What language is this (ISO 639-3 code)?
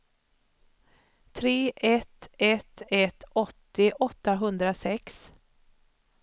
swe